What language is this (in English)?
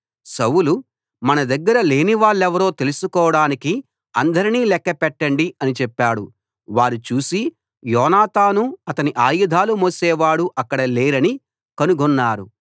Telugu